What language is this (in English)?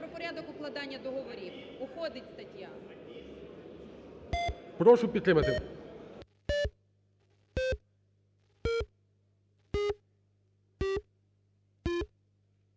Ukrainian